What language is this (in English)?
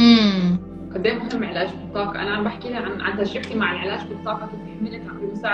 Arabic